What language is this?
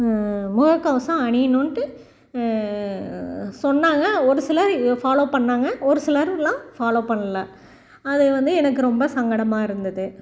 Tamil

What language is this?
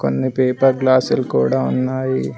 Telugu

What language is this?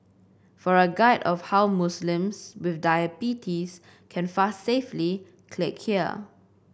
English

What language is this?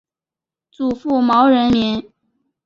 Chinese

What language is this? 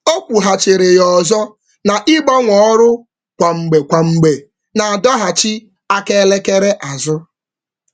Igbo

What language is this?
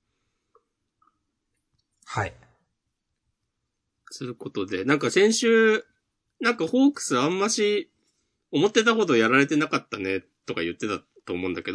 Japanese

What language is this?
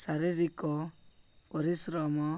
Odia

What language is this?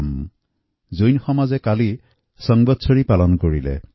Assamese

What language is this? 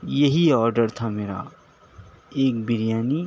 Urdu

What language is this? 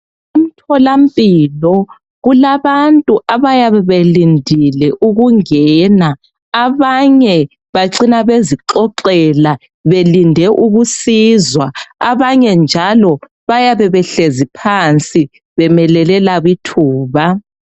North Ndebele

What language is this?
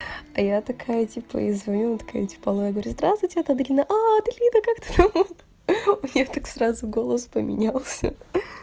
Russian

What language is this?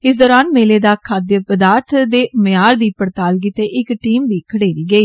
Dogri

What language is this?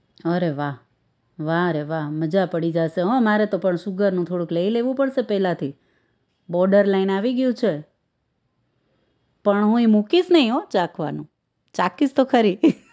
Gujarati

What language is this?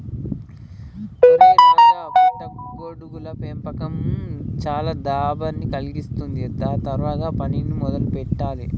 Telugu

